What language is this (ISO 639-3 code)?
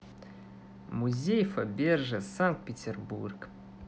rus